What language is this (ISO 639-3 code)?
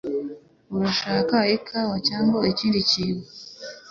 kin